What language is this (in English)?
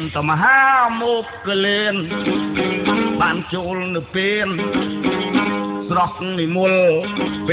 Vietnamese